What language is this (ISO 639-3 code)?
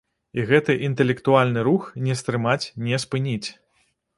bel